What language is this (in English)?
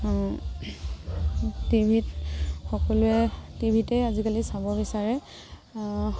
Assamese